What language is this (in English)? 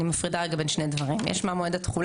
Hebrew